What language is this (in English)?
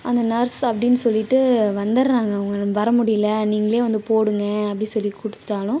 Tamil